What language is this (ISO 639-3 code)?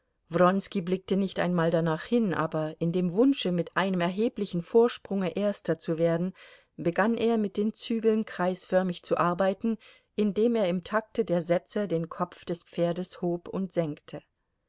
deu